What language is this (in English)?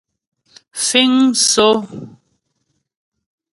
Ghomala